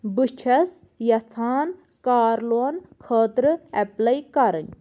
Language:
Kashmiri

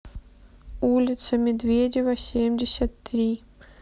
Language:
Russian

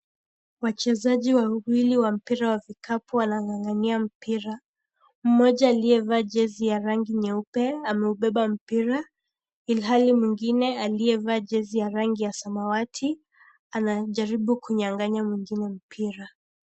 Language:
Swahili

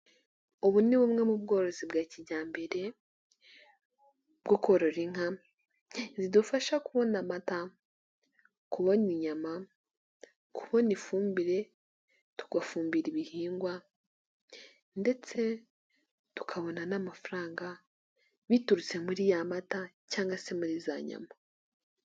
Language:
Kinyarwanda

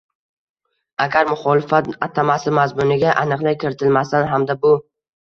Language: Uzbek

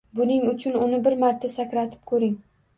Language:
Uzbek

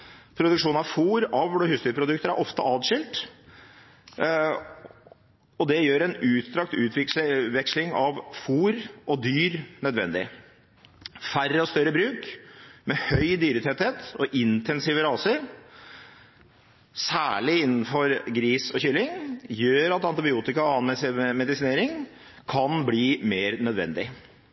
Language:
Norwegian Bokmål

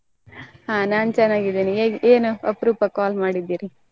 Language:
Kannada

